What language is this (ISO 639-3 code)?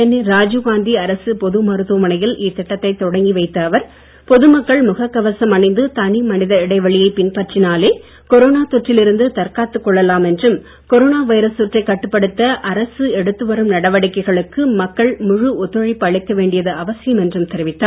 tam